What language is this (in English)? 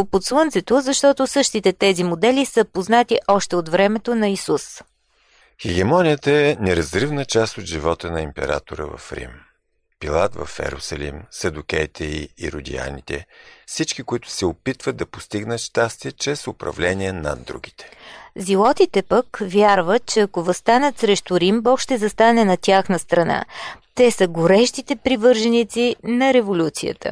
Bulgarian